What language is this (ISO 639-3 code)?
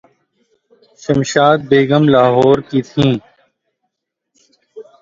urd